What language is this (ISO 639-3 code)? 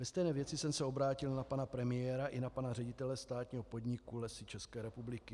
ces